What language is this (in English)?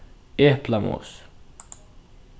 Faroese